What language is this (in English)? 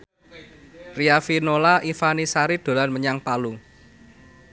Javanese